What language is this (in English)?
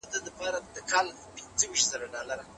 Pashto